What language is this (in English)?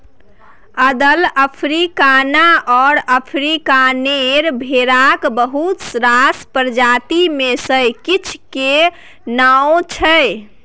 Maithili